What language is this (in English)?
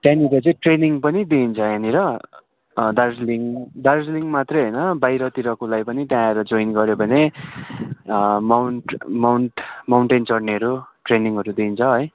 Nepali